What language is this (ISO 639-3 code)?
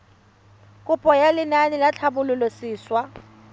tsn